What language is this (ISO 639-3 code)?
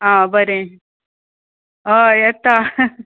kok